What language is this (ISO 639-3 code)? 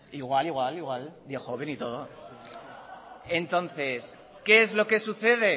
spa